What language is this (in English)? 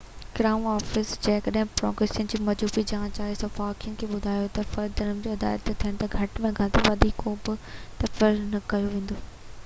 Sindhi